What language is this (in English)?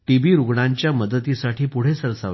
Marathi